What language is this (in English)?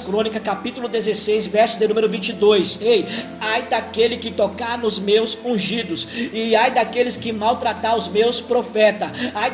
Portuguese